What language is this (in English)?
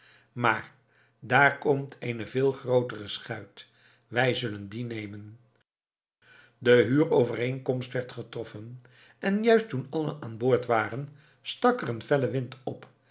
Dutch